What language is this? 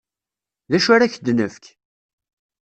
Kabyle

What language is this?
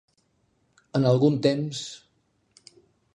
Catalan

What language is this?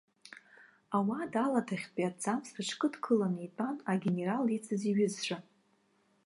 Abkhazian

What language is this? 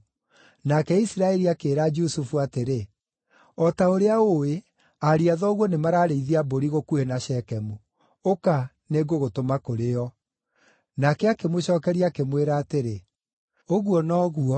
Kikuyu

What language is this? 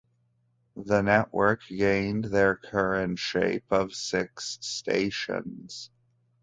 English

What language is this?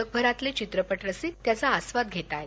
Marathi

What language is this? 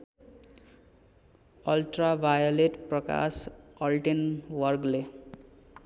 Nepali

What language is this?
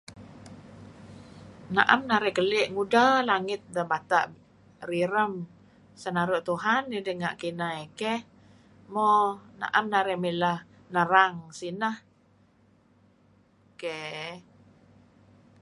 Kelabit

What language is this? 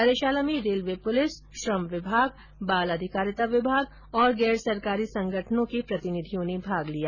Hindi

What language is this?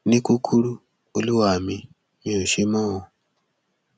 Yoruba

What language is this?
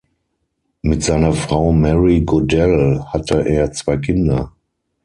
German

